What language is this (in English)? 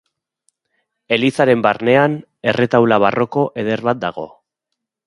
Basque